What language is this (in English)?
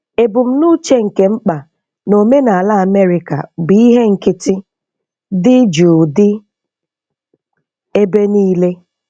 Igbo